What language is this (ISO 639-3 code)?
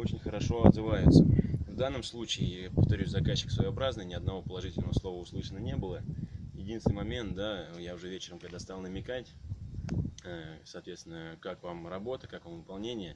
rus